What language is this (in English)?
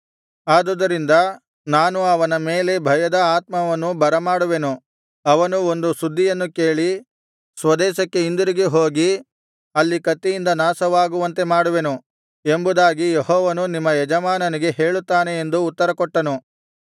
Kannada